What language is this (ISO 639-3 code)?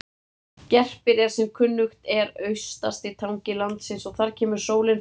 isl